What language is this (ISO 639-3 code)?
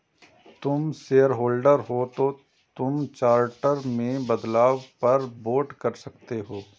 hin